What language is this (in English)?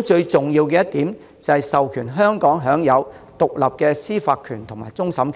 Cantonese